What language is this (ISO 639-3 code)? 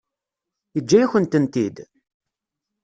kab